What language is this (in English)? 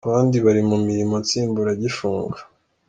Kinyarwanda